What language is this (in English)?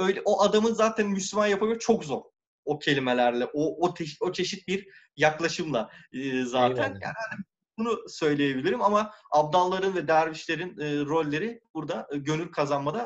Turkish